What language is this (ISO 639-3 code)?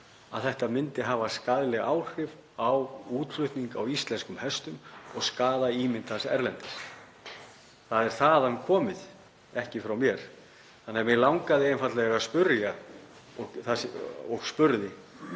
isl